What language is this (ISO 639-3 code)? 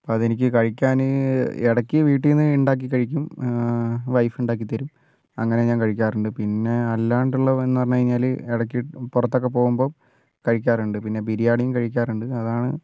mal